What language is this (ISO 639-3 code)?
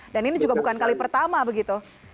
ind